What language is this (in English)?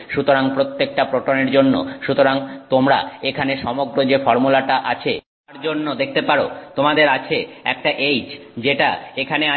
Bangla